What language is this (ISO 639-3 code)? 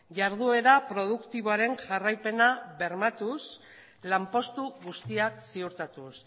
eus